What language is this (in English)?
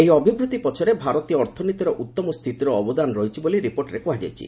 Odia